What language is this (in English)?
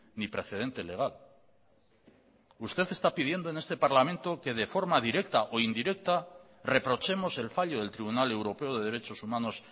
Spanish